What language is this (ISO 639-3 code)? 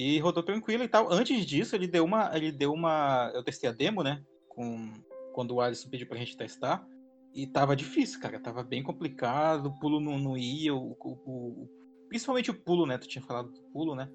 por